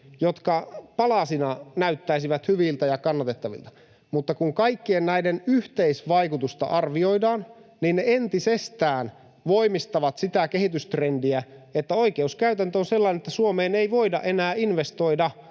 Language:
Finnish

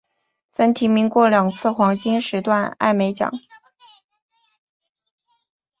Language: Chinese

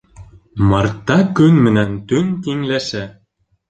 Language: Bashkir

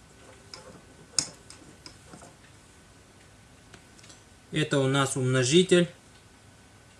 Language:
Russian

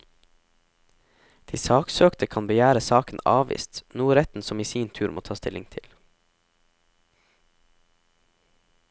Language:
Norwegian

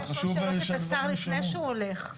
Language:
Hebrew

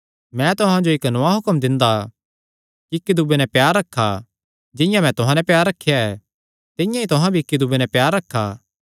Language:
Kangri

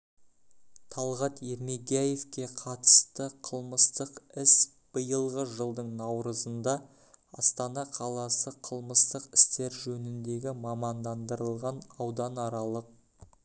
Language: Kazakh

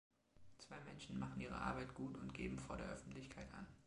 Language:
German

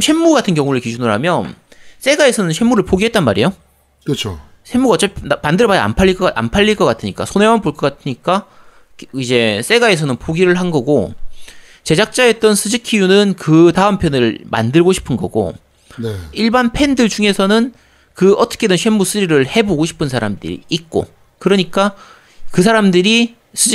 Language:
Korean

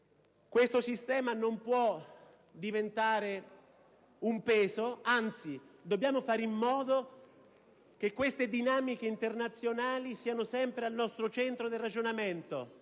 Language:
Italian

